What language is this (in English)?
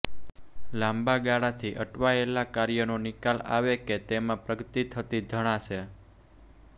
Gujarati